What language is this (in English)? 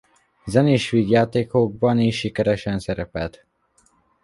Hungarian